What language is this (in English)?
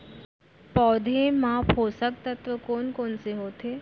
Chhattisgarhi